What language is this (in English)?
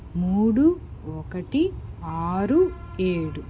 Telugu